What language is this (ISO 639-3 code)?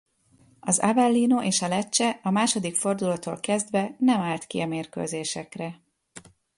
hun